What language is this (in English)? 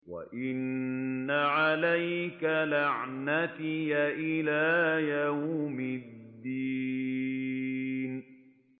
Arabic